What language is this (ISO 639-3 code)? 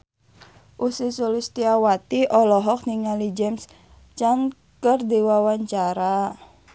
sun